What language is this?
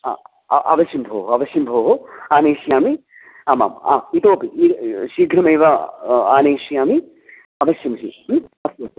Sanskrit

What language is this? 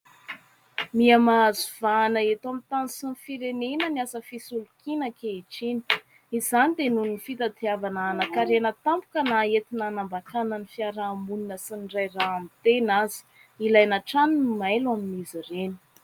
Malagasy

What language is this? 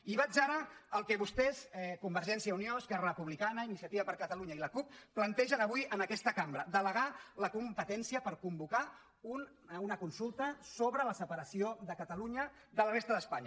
Catalan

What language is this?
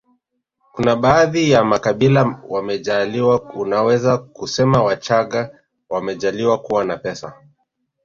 Swahili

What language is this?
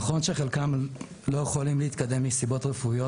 Hebrew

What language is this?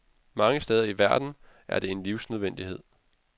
Danish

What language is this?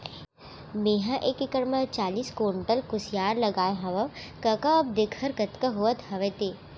Chhattisgarhi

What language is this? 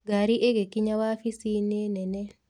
Kikuyu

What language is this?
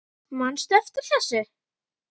Icelandic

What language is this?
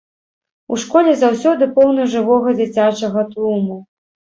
Belarusian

